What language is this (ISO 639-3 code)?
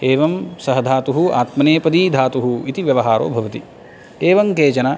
san